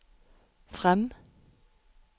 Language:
Norwegian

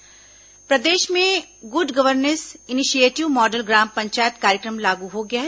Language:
Hindi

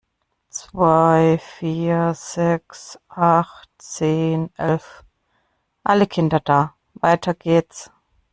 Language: German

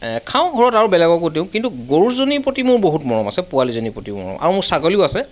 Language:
Assamese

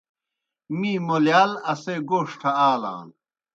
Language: Kohistani Shina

